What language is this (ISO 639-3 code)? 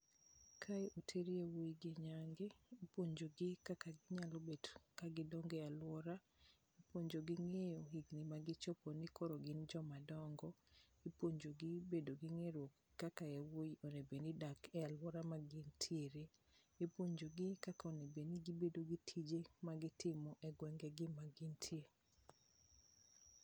luo